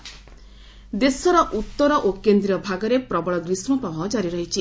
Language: Odia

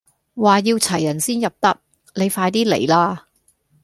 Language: Cantonese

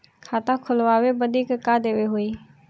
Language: Bhojpuri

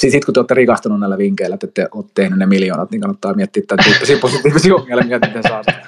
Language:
Finnish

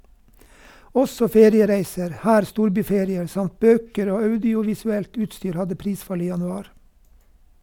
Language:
Norwegian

